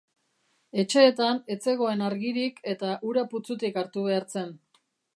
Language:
Basque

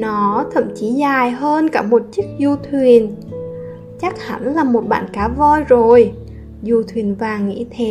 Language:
Vietnamese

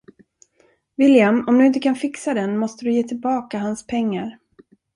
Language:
Swedish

